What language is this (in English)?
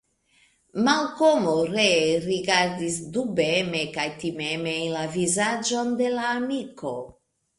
Esperanto